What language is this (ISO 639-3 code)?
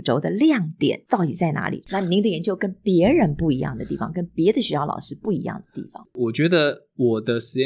zho